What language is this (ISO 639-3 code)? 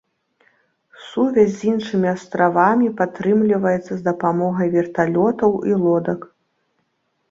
bel